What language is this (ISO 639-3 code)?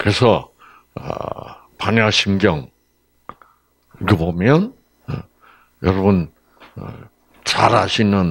kor